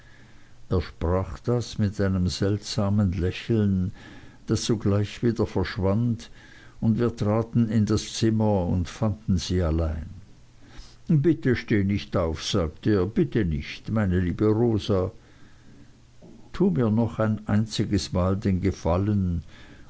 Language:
German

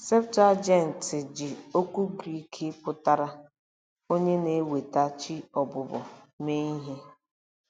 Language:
Igbo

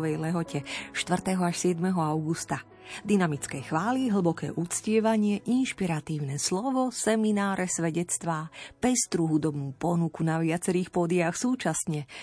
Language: Slovak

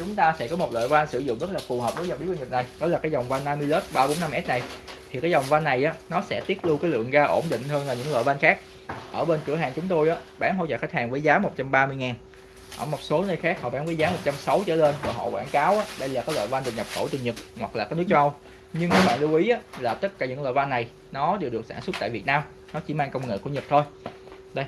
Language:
Vietnamese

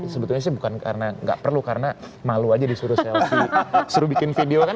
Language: Indonesian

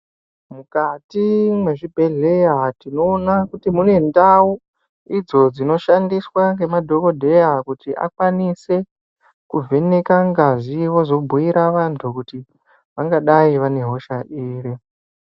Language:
Ndau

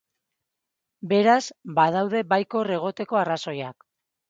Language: Basque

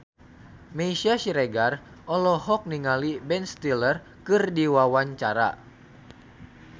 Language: Sundanese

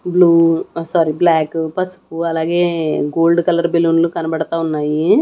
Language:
Telugu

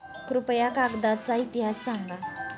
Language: Marathi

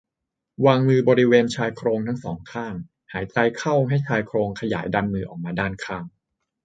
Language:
Thai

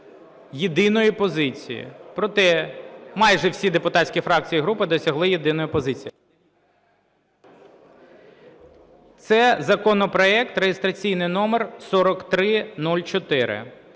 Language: Ukrainian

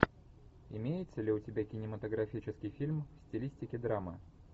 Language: Russian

